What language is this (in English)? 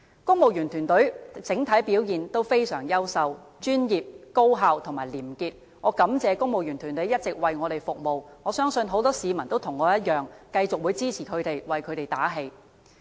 Cantonese